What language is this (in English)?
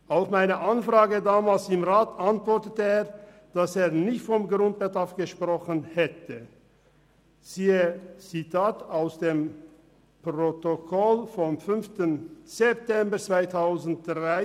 Swiss German